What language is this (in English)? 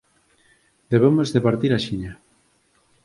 Galician